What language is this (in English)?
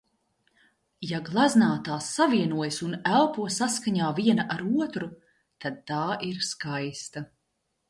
Latvian